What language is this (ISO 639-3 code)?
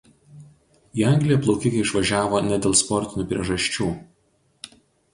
lit